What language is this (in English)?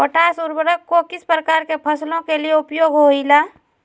Magahi